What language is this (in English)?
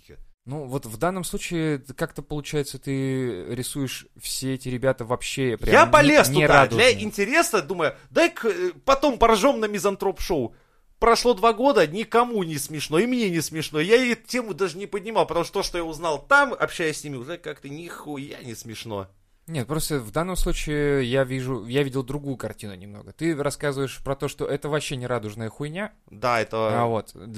Russian